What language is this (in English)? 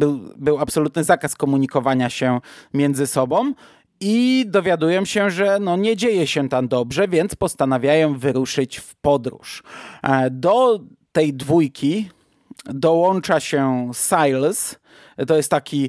Polish